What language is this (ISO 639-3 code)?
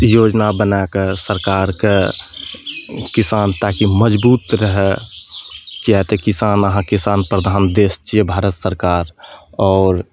mai